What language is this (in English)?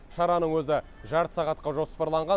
Kazakh